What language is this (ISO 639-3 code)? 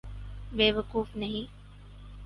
urd